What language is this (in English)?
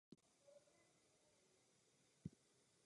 Czech